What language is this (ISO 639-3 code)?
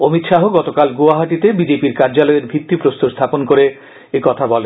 ben